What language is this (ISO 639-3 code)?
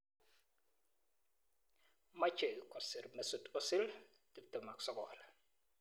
kln